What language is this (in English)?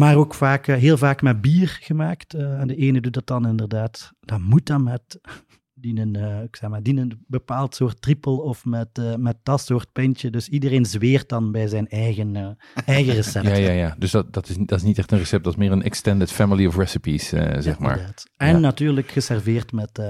Dutch